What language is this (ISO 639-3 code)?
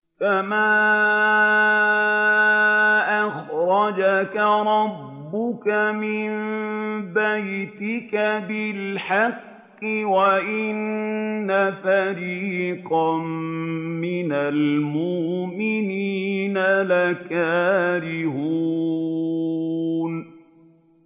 ara